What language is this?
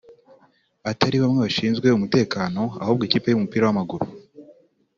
Kinyarwanda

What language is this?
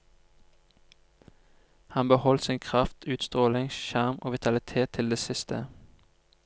Norwegian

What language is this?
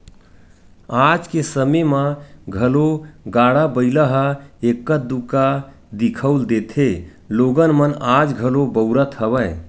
Chhattisgarhi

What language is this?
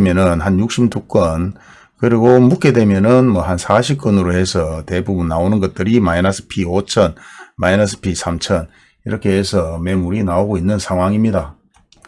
Korean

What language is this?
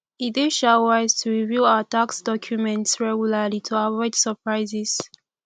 Nigerian Pidgin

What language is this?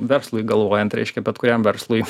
Lithuanian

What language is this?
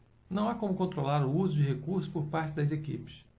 Portuguese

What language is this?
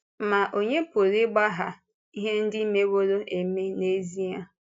Igbo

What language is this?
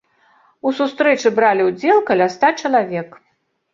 Belarusian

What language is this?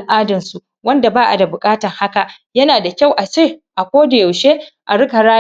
Hausa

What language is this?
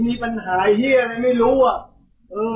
Thai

